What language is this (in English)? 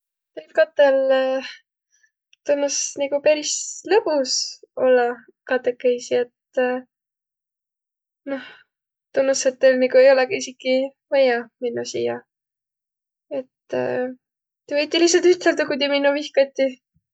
Võro